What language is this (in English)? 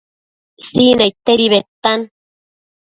Matsés